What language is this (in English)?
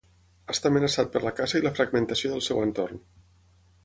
Catalan